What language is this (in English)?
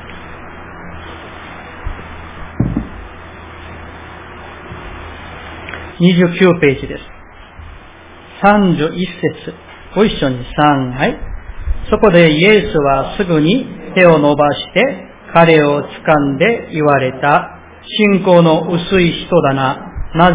Japanese